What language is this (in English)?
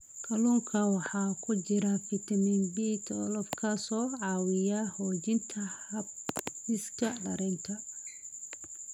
Somali